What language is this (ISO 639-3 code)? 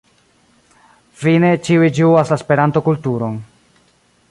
epo